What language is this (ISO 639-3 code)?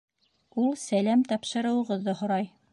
bak